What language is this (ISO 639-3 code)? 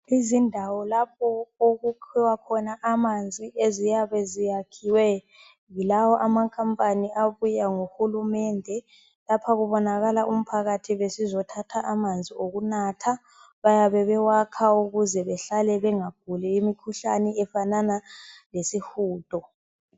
nde